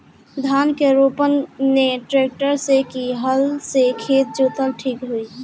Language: Bhojpuri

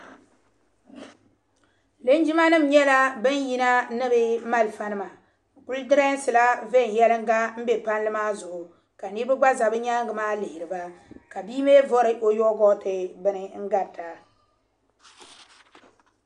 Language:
Dagbani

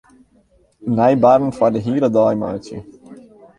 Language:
Western Frisian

